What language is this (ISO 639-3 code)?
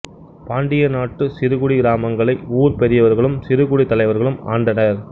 tam